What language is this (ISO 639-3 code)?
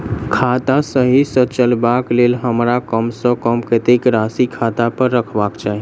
mai